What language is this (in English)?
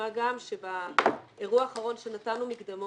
Hebrew